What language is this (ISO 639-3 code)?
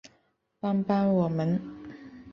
zho